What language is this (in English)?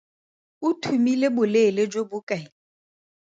Tswana